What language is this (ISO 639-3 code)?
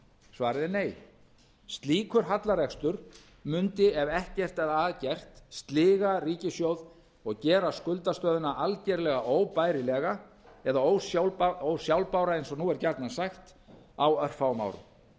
isl